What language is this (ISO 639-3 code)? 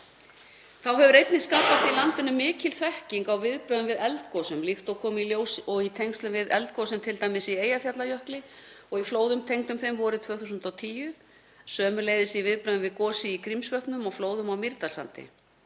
isl